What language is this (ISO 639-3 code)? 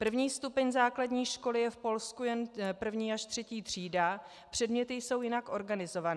ces